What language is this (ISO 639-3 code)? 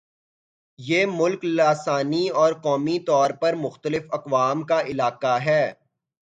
urd